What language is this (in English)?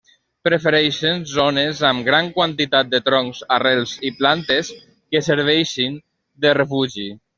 Catalan